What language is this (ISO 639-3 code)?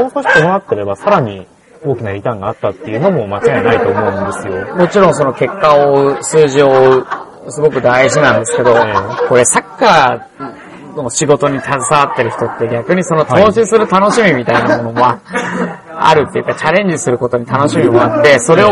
jpn